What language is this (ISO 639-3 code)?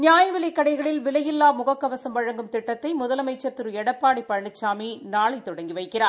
tam